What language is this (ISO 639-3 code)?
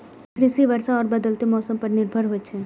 mai